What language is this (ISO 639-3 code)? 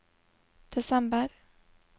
nor